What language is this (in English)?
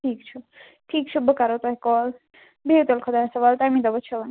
Kashmiri